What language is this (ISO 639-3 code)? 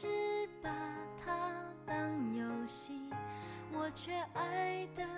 zho